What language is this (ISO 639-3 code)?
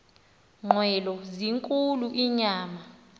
xho